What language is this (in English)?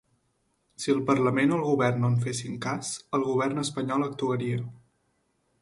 Catalan